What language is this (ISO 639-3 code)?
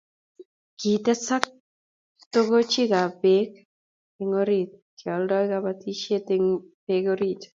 kln